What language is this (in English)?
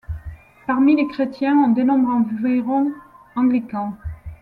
French